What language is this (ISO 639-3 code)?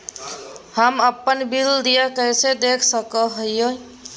mag